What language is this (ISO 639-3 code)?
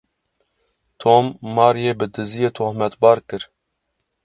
kur